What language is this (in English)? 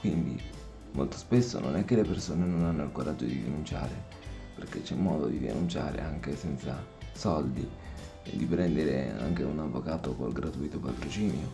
Italian